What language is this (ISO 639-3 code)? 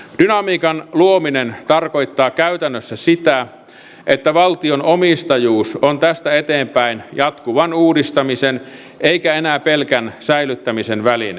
fin